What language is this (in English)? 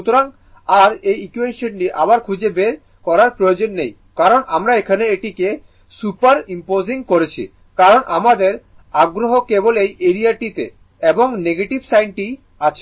Bangla